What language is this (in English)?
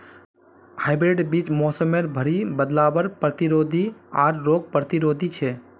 Magahi